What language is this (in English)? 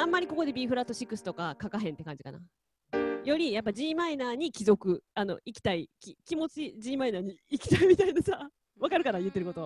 Japanese